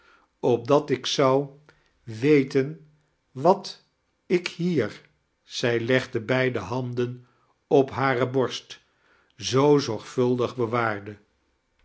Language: Dutch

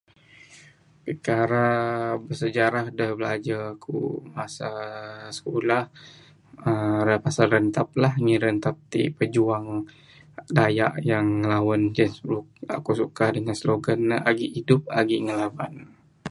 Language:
Bukar-Sadung Bidayuh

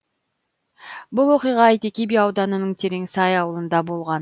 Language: Kazakh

